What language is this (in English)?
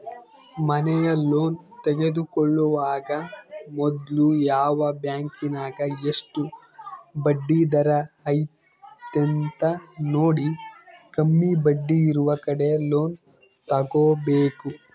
Kannada